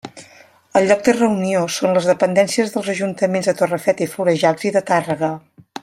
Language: Catalan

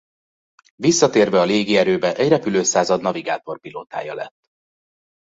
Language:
Hungarian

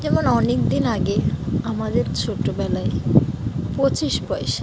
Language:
Bangla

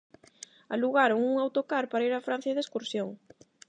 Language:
Galician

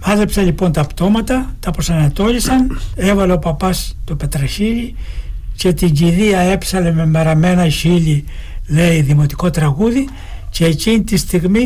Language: Greek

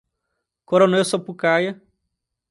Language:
Portuguese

